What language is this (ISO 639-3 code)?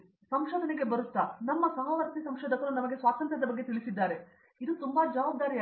kan